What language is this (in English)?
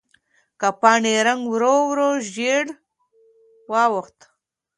Pashto